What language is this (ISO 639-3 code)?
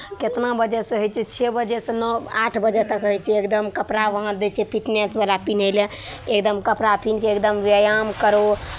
mai